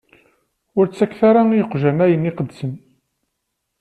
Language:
Kabyle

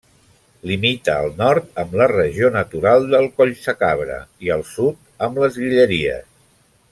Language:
Catalan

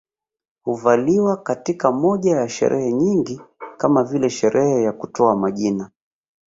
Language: Swahili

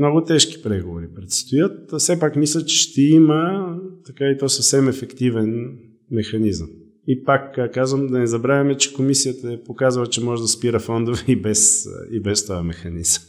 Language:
Bulgarian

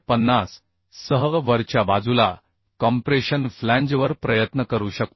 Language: Marathi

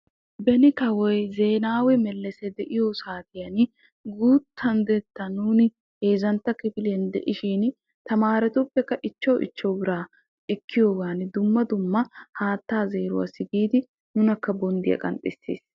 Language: Wolaytta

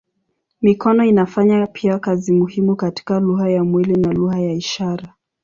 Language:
Swahili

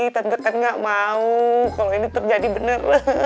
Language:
Indonesian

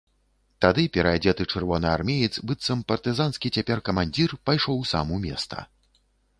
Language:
Belarusian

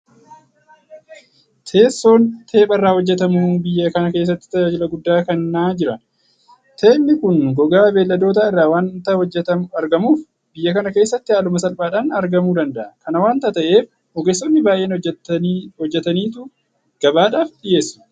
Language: Oromo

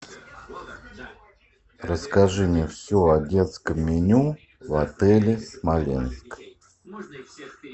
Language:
Russian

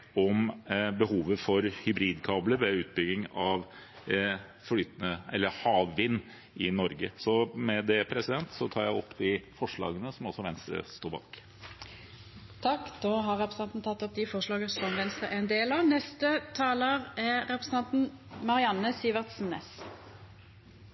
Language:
Norwegian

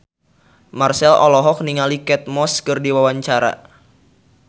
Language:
Sundanese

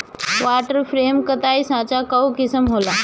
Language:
Bhojpuri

